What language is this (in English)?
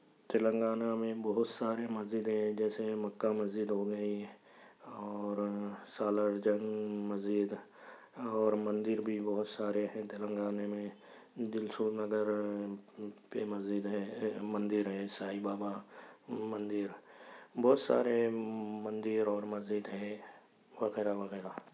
Urdu